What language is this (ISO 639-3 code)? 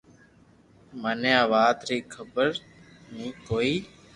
lrk